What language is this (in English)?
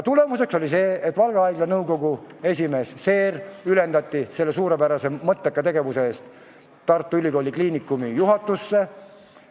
Estonian